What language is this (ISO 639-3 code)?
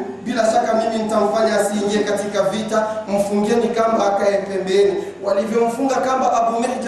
swa